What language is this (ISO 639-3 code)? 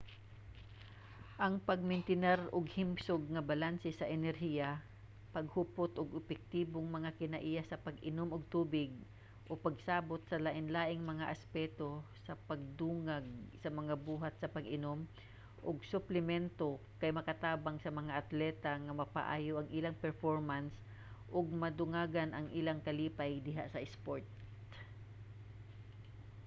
ceb